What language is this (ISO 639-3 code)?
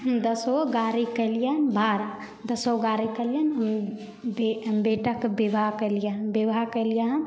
mai